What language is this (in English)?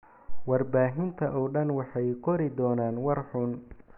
Somali